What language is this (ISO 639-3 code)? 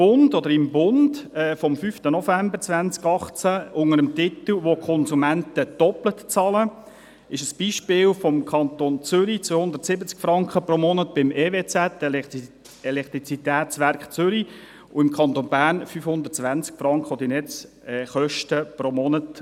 gsw